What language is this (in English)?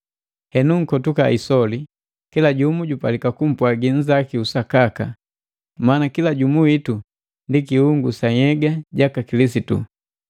Matengo